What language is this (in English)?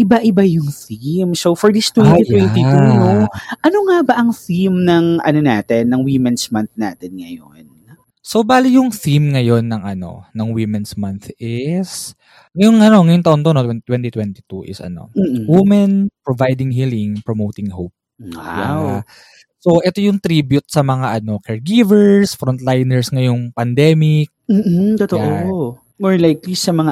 Filipino